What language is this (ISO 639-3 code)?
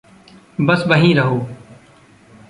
hin